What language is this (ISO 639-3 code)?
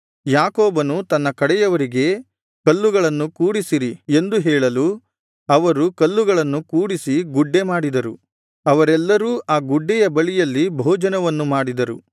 kan